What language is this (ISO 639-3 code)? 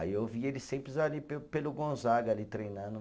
por